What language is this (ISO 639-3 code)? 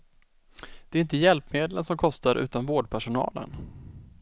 swe